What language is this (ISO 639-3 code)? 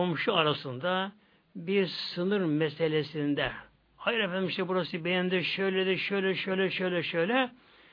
tur